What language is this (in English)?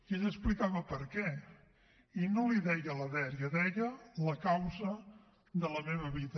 Catalan